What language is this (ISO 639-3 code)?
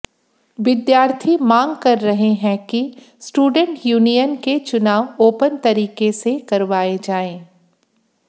hin